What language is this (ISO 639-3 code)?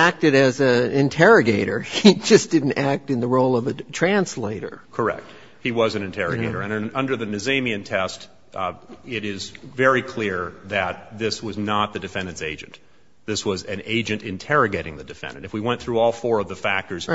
eng